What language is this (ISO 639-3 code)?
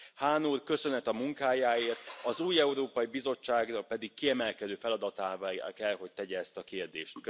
hun